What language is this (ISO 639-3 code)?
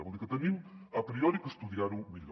cat